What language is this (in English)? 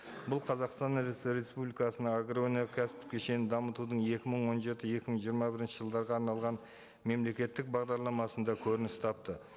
Kazakh